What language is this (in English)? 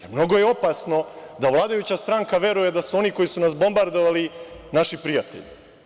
Serbian